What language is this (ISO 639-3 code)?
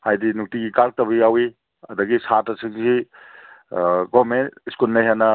mni